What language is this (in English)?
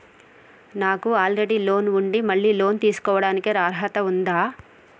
Telugu